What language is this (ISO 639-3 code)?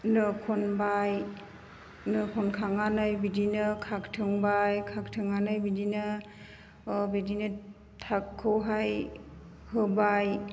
brx